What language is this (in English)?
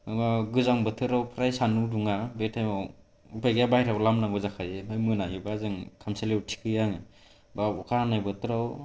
Bodo